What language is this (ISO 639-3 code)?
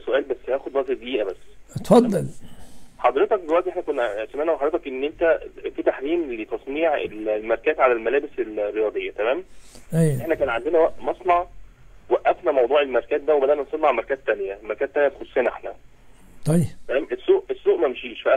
ara